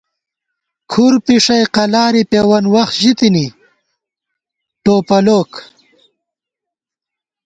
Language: Gawar-Bati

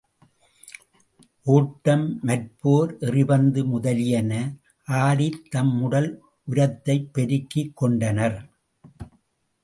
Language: Tamil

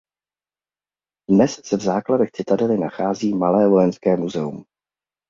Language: Czech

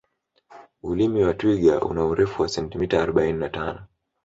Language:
Swahili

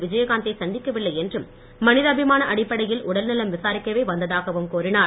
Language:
Tamil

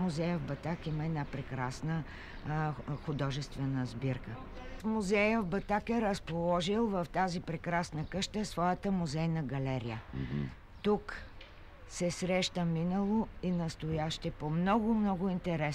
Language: Bulgarian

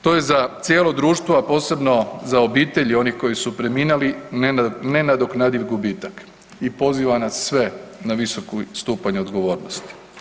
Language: Croatian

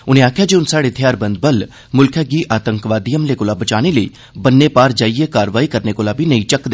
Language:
Dogri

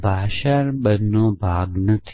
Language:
Gujarati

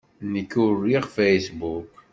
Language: Kabyle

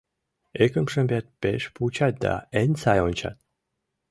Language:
Mari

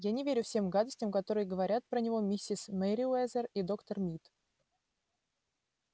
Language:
Russian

